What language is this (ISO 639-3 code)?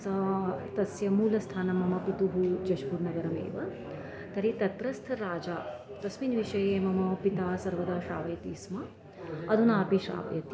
san